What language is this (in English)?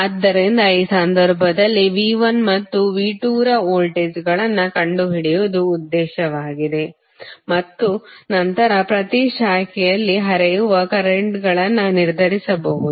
Kannada